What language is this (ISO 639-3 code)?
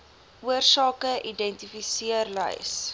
afr